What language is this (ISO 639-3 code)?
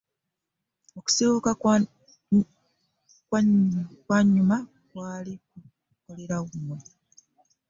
lug